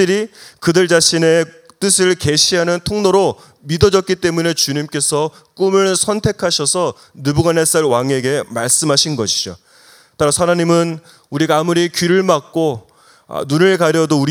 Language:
Korean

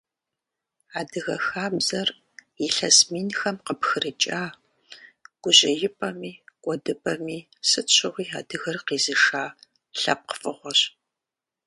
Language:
Kabardian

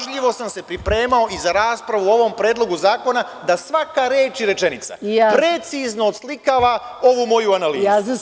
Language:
Serbian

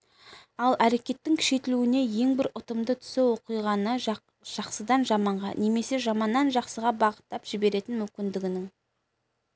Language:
Kazakh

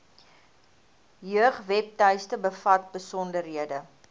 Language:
Afrikaans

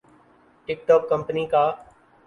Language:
Urdu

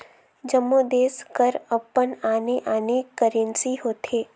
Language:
Chhattisgarhi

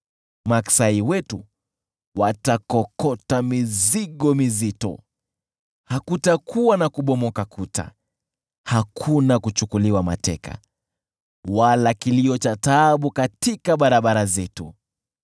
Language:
Swahili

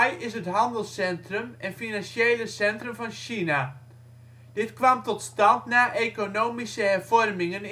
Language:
Dutch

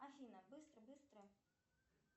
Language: Russian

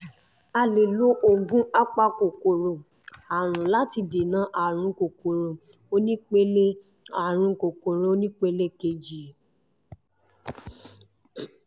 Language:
Yoruba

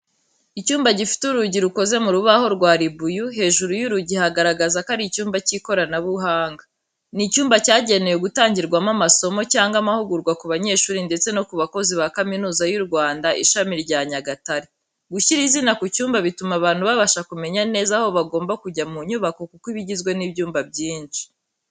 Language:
Kinyarwanda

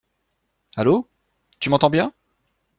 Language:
French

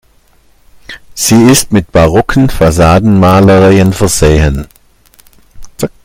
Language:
German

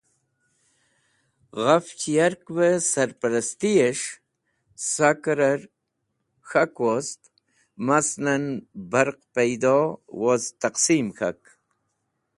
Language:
Wakhi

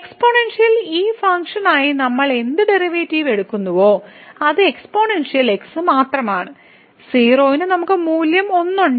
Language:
Malayalam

